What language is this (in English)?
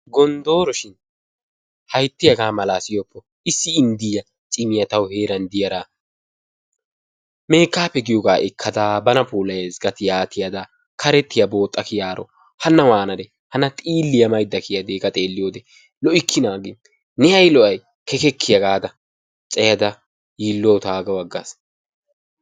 Wolaytta